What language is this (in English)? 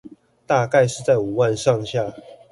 Chinese